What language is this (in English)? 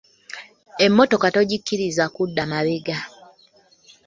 Ganda